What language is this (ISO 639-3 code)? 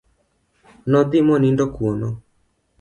luo